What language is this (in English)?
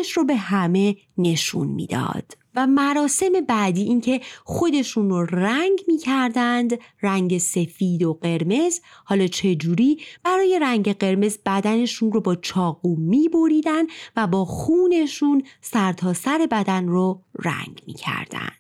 Persian